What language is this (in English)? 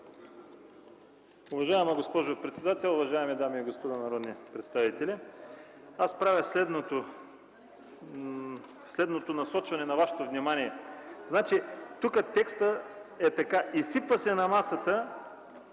Bulgarian